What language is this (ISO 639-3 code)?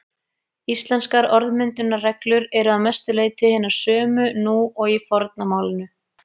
isl